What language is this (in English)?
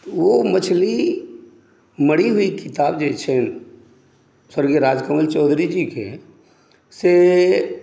Maithili